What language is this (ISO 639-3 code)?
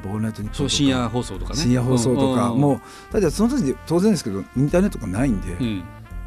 jpn